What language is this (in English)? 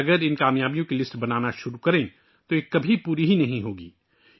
Urdu